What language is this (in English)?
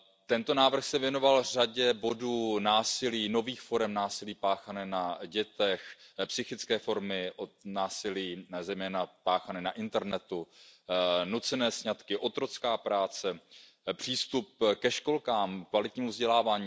Czech